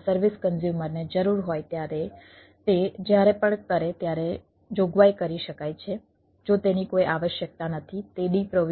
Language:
Gujarati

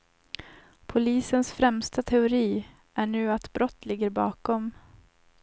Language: Swedish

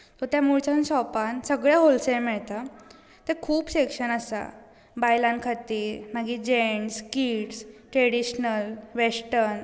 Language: Konkani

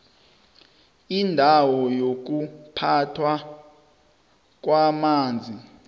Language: South Ndebele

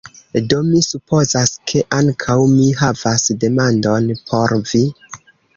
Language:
Esperanto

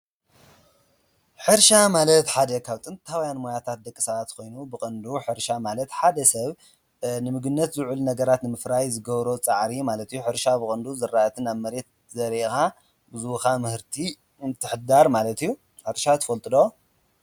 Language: Tigrinya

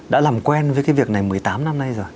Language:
Vietnamese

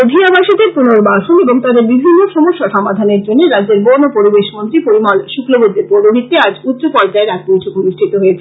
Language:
Bangla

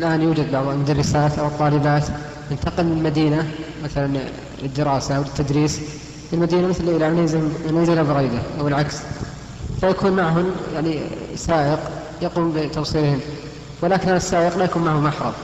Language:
Arabic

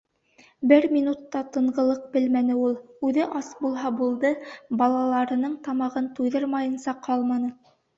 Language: Bashkir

